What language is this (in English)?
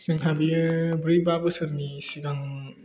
Bodo